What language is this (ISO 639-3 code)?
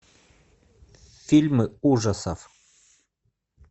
rus